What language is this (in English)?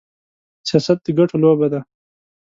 Pashto